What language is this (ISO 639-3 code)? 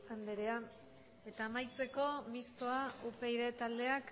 eus